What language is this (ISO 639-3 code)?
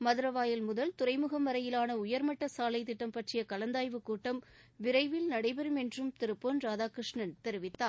tam